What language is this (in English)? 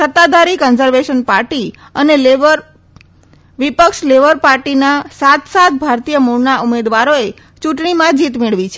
Gujarati